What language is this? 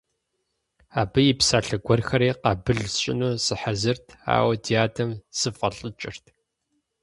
Kabardian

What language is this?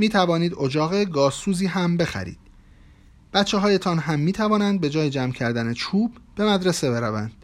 Persian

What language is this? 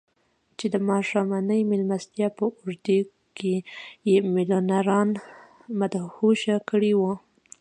Pashto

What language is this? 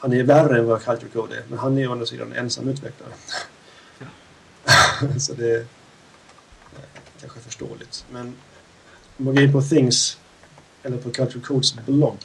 Swedish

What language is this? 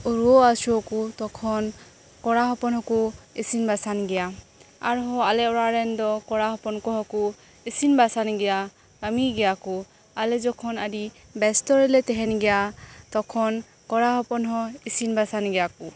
Santali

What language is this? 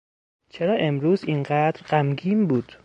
Persian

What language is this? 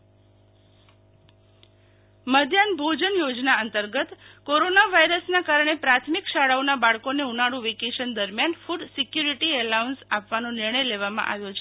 Gujarati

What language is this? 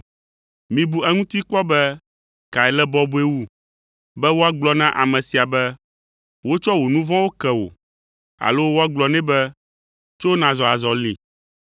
Ewe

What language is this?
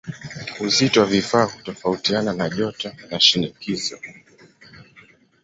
Swahili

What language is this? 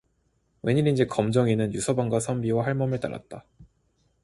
Korean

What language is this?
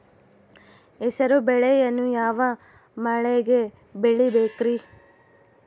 Kannada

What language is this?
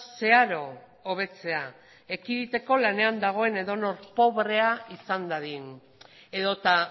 Basque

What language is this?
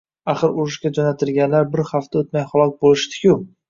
Uzbek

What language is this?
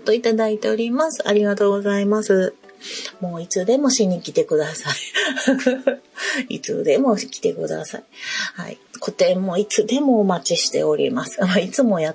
Japanese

